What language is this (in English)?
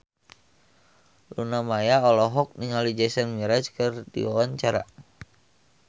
Sundanese